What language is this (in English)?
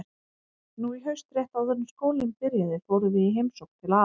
Icelandic